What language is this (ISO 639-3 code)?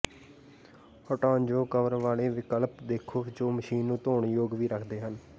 pan